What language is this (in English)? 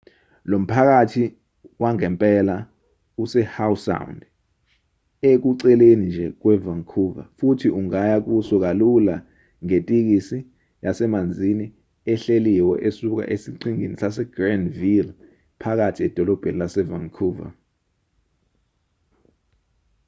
Zulu